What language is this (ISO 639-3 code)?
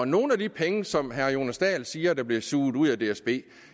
dan